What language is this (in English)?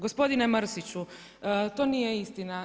Croatian